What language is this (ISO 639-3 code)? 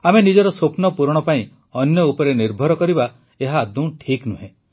ori